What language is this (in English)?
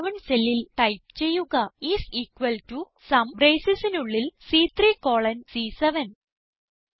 Malayalam